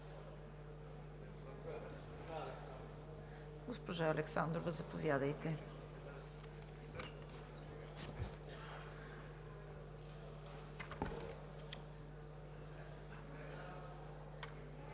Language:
Bulgarian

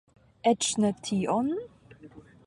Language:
Esperanto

